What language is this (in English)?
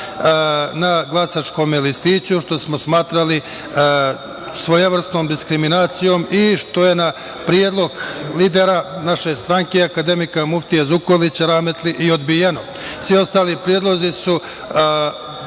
Serbian